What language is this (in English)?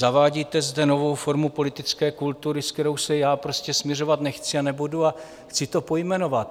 Czech